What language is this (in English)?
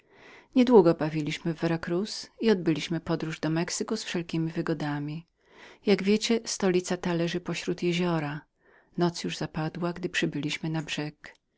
Polish